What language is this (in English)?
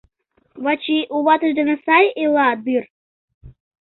Mari